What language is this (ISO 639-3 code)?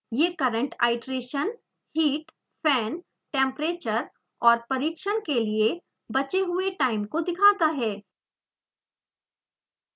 hin